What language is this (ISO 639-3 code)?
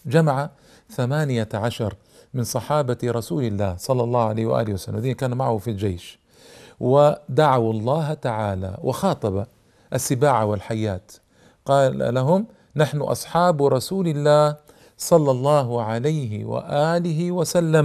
ara